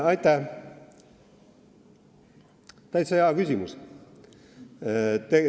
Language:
Estonian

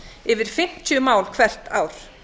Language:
Icelandic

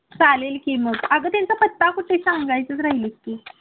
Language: Marathi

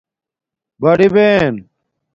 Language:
Domaaki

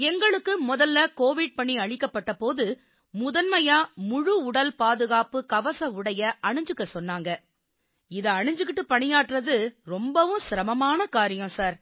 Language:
Tamil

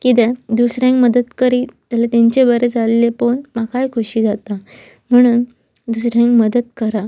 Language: Konkani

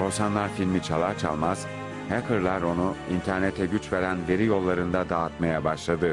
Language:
Turkish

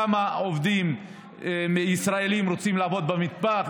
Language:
Hebrew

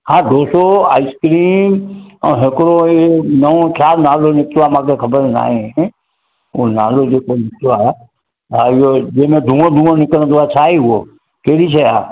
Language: Sindhi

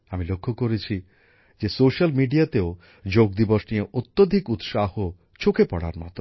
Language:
Bangla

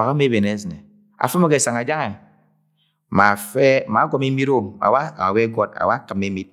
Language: Agwagwune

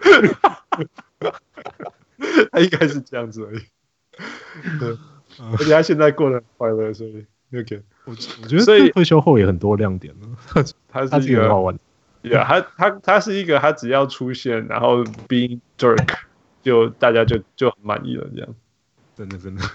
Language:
Chinese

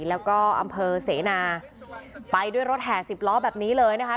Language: Thai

